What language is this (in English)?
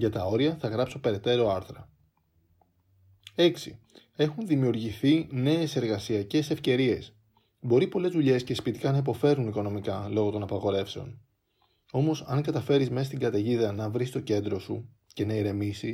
Greek